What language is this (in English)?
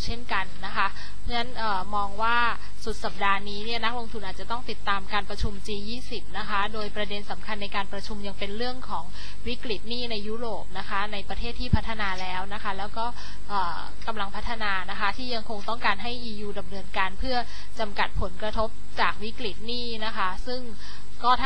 Thai